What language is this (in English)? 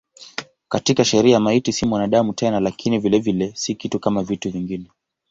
Swahili